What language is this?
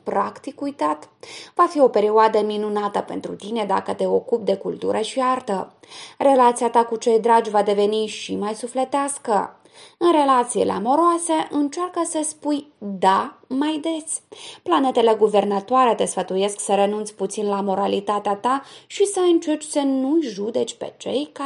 Romanian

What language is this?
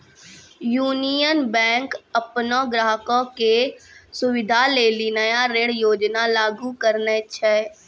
Maithili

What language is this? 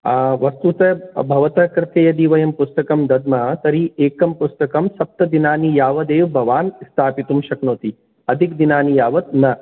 Sanskrit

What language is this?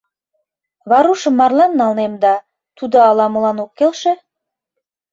Mari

